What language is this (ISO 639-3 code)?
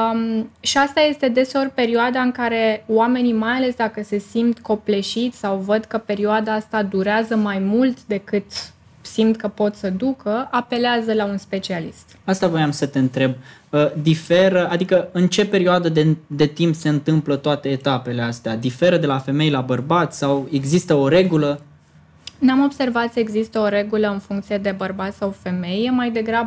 ron